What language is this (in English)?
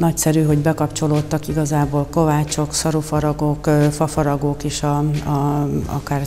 Hungarian